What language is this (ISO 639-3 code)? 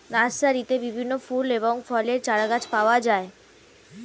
ben